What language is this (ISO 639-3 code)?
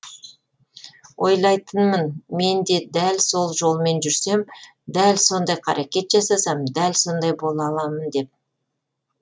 kaz